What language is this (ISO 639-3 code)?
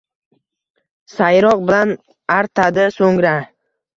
uzb